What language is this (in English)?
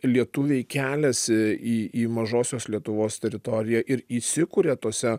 Lithuanian